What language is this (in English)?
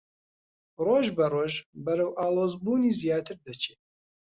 Central Kurdish